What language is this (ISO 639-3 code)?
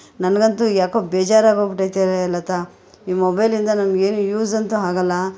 kan